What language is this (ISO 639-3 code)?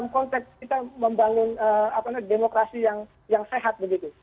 ind